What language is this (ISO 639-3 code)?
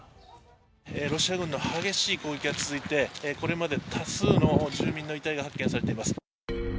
jpn